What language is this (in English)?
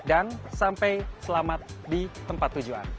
Indonesian